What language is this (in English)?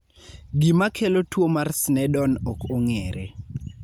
Luo (Kenya and Tanzania)